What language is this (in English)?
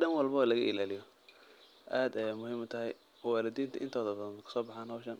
Somali